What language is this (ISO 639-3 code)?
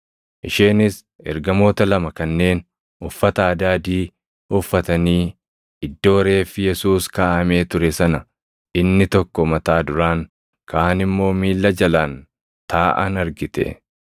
orm